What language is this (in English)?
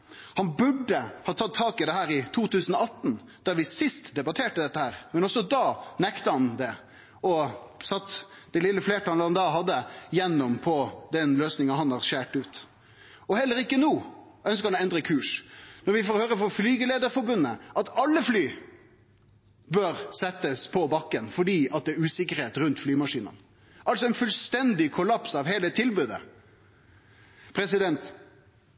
Norwegian Nynorsk